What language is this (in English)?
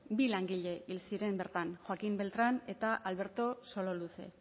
Basque